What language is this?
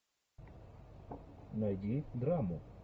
Russian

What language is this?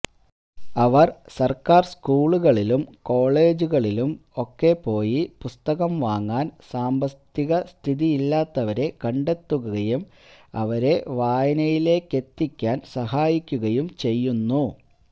Malayalam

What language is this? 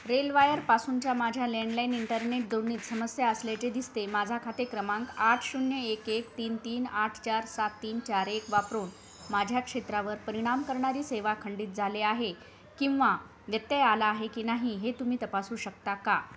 Marathi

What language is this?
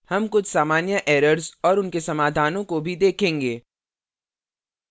Hindi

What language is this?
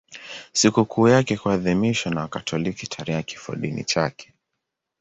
Swahili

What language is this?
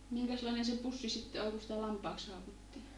Finnish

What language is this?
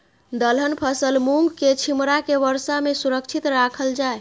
Maithili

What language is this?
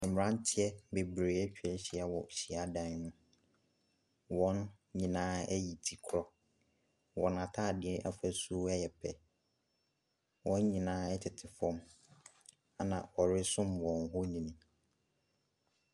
Akan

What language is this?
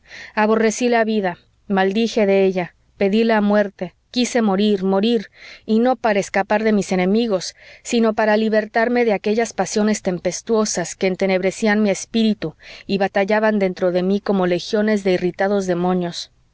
Spanish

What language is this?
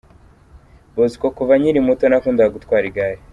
Kinyarwanda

